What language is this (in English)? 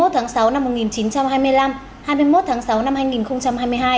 Vietnamese